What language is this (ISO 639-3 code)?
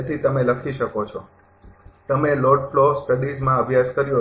guj